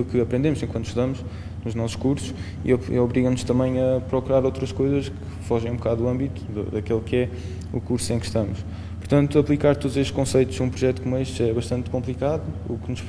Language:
Portuguese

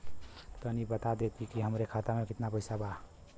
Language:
Bhojpuri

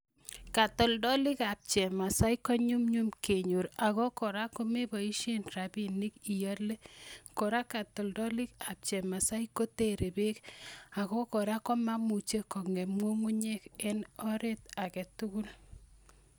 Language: Kalenjin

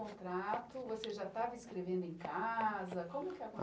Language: Portuguese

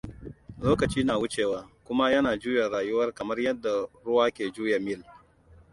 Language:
Hausa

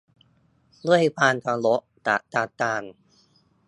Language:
Thai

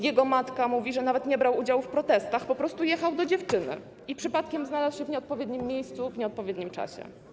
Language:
Polish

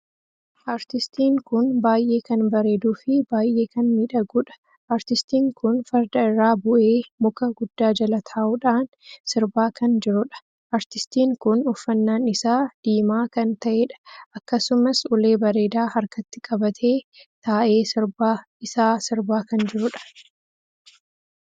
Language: Oromo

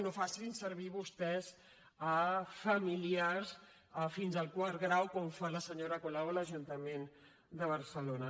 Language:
Catalan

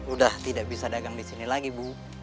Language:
Indonesian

